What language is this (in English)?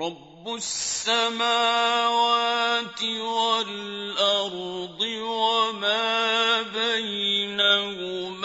Arabic